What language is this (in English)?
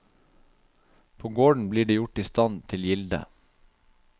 Norwegian